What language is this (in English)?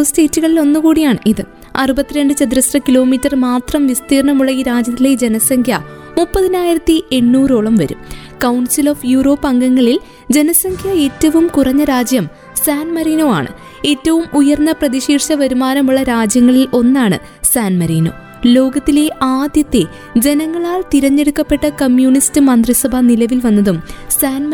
Malayalam